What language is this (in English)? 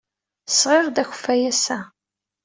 Kabyle